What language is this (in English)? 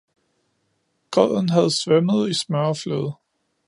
Danish